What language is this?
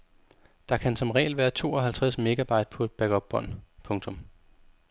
Danish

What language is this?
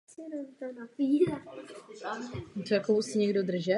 Czech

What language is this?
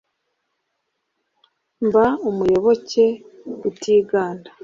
Kinyarwanda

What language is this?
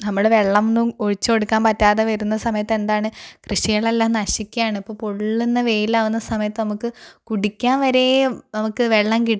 Malayalam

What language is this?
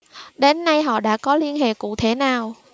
Vietnamese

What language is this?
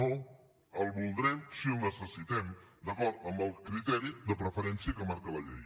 Catalan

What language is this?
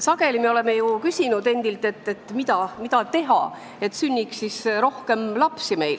Estonian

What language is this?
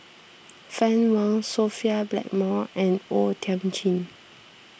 English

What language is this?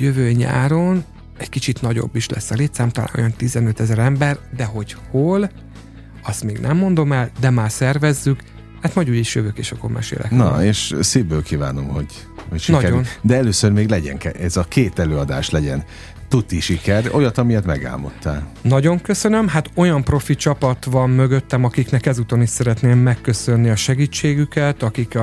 Hungarian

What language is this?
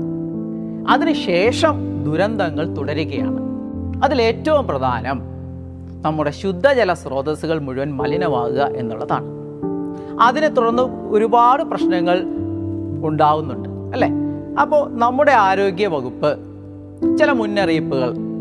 Malayalam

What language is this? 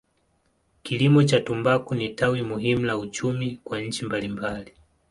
Swahili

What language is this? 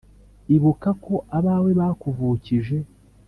Kinyarwanda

